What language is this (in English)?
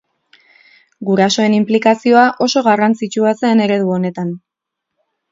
Basque